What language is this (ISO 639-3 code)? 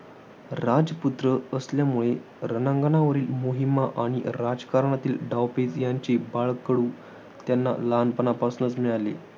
mar